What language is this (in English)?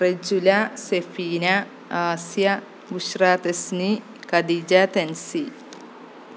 Malayalam